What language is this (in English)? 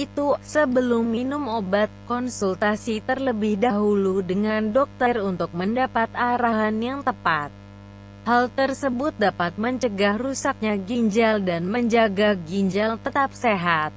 Indonesian